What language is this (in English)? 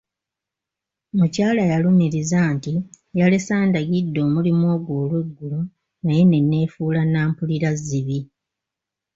Ganda